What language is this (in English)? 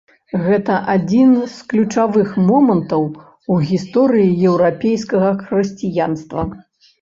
Belarusian